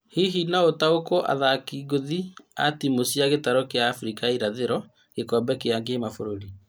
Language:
Kikuyu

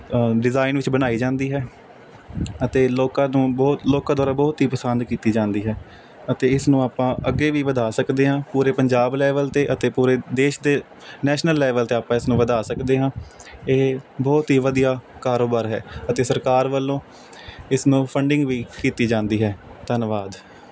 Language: Punjabi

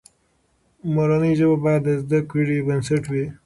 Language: Pashto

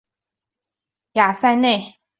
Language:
Chinese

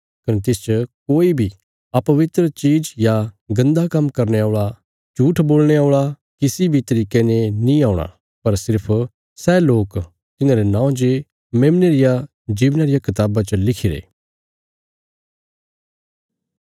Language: Bilaspuri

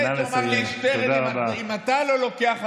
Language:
Hebrew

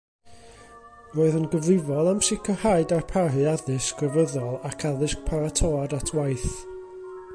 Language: Welsh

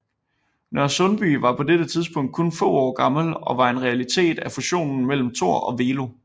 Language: Danish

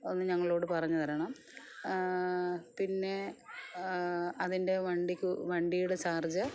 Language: Malayalam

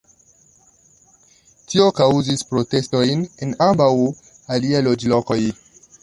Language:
Esperanto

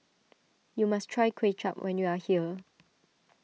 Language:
English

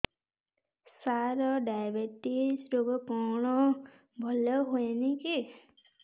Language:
Odia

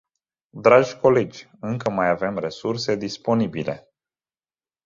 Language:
Romanian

